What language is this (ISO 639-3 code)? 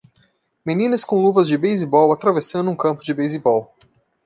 por